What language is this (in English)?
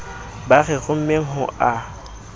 Southern Sotho